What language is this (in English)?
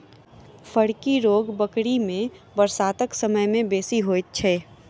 Maithili